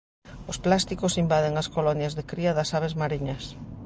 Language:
Galician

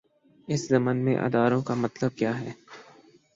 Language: Urdu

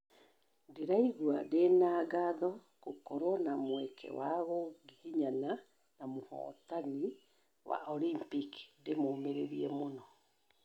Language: Kikuyu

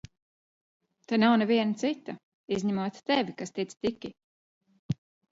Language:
Latvian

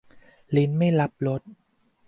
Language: Thai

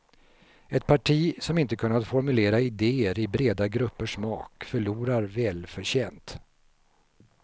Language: Swedish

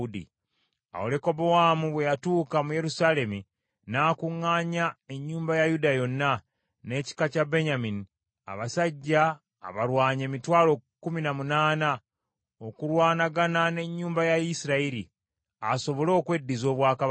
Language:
Ganda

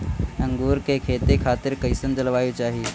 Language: Bhojpuri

